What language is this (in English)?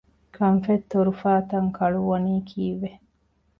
Divehi